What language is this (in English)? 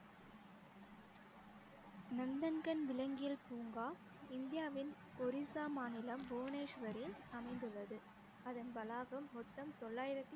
Tamil